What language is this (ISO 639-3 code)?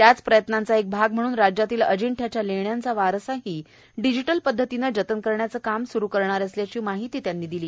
mar